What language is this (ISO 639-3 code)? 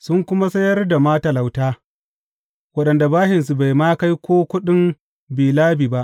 hau